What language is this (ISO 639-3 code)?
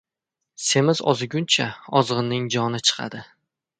uzb